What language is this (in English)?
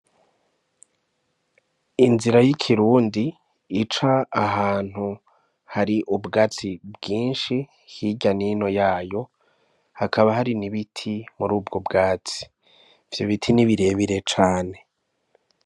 Rundi